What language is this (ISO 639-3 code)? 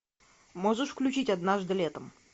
rus